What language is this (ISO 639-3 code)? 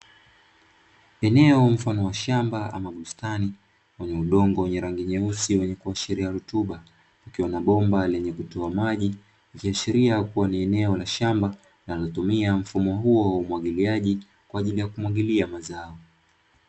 swa